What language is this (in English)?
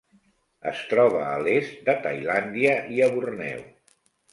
Catalan